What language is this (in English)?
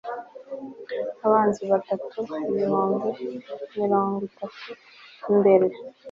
Kinyarwanda